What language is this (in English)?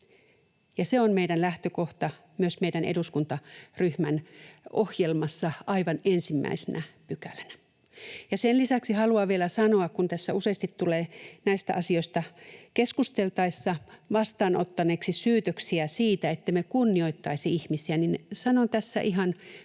Finnish